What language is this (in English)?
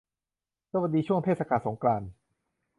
Thai